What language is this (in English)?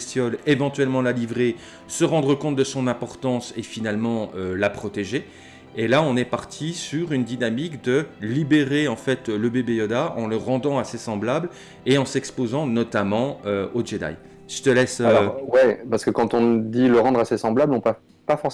French